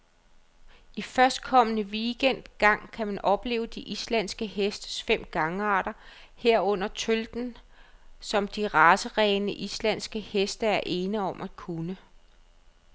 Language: Danish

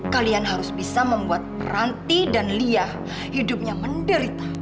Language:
Indonesian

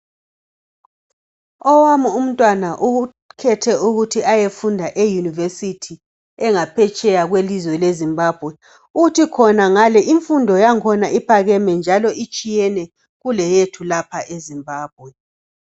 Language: North Ndebele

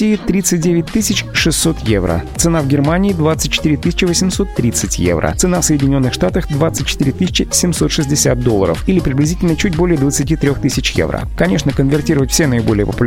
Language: Russian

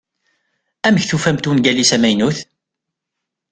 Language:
Kabyle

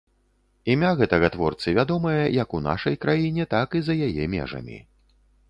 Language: Belarusian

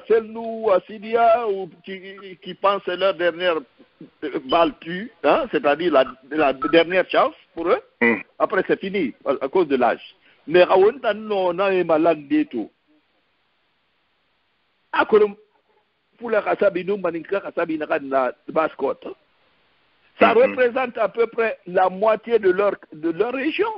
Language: French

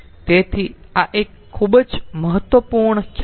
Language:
Gujarati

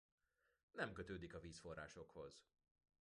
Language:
Hungarian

